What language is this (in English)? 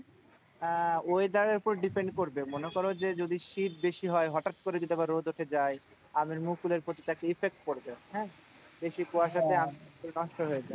Bangla